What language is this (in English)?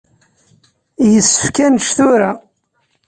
Kabyle